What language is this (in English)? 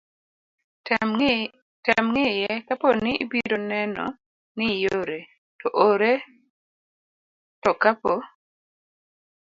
Luo (Kenya and Tanzania)